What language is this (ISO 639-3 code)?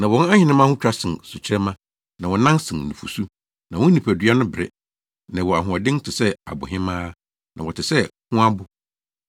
aka